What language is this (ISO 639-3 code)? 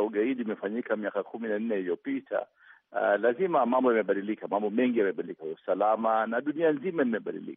swa